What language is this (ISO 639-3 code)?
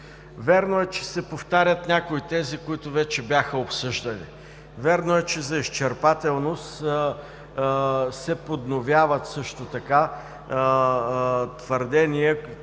bul